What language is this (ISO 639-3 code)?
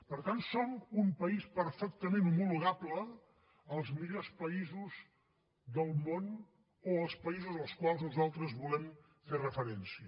cat